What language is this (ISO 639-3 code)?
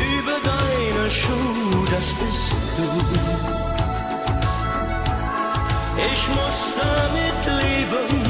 tur